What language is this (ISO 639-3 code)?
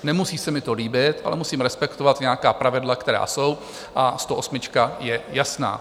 ces